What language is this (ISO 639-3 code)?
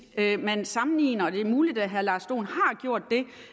dan